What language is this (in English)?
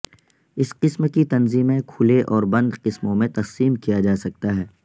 Urdu